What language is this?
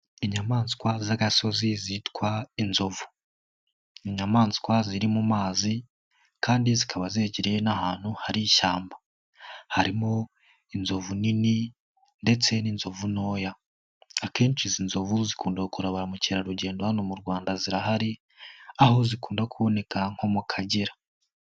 Kinyarwanda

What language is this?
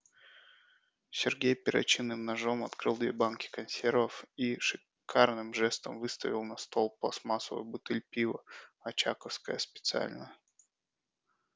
Russian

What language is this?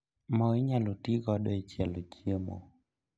Luo (Kenya and Tanzania)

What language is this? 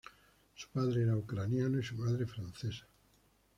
Spanish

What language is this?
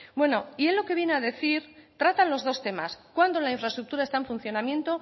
Spanish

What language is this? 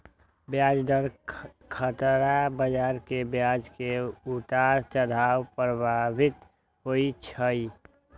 Magahi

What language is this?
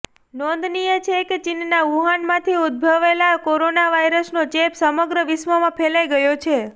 Gujarati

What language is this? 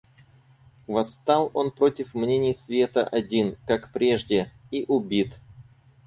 Russian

